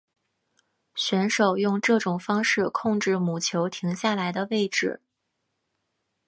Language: Chinese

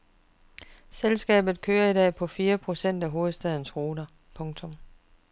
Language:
Danish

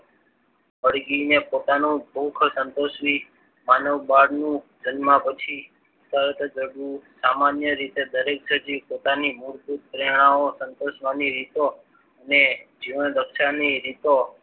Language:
Gujarati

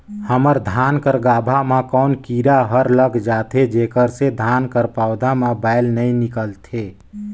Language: Chhattisgarhi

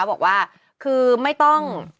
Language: Thai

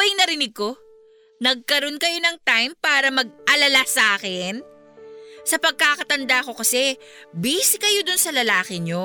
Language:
Filipino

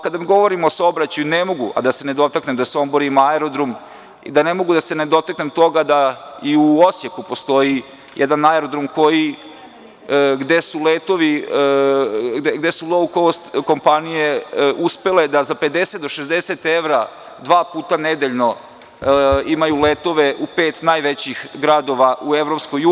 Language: Serbian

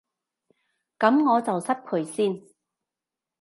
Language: Cantonese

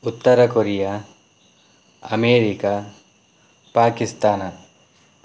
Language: Kannada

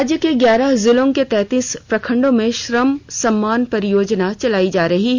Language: Hindi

